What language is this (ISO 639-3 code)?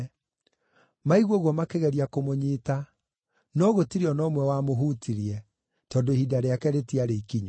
kik